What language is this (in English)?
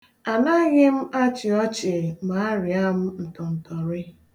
Igbo